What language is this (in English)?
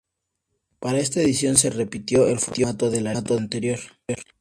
Spanish